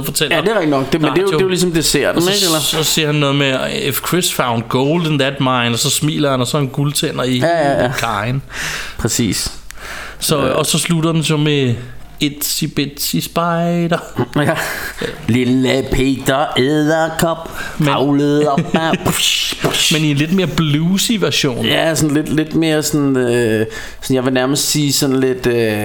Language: Danish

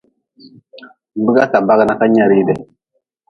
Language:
Nawdm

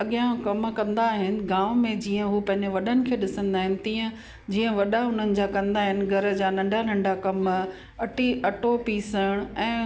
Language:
Sindhi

